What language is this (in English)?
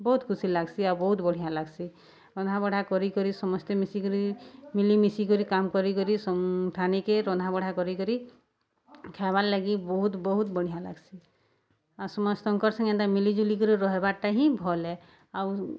Odia